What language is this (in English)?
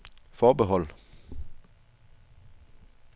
Danish